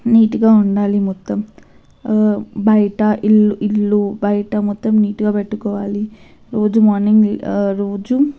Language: Telugu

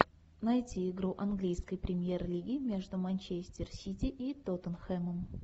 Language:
Russian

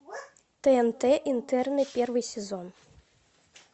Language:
Russian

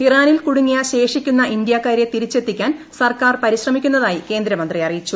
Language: Malayalam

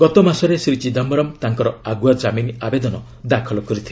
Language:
Odia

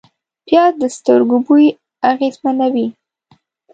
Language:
Pashto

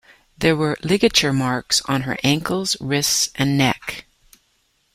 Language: English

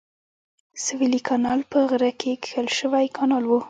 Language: Pashto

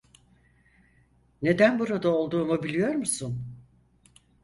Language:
Turkish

